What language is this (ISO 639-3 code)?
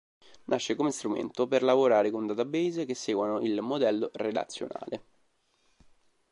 ita